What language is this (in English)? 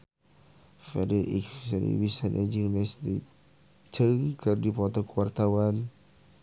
Sundanese